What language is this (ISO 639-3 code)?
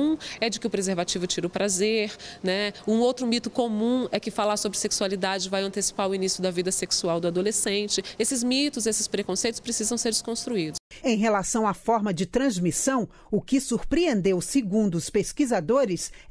por